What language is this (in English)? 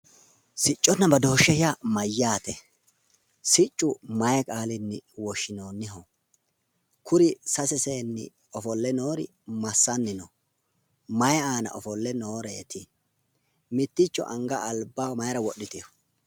Sidamo